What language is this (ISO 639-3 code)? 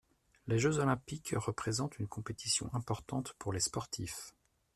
fra